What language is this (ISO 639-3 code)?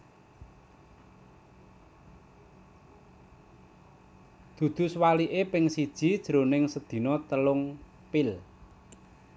jav